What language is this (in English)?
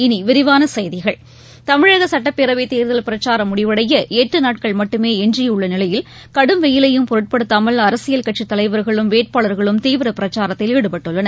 Tamil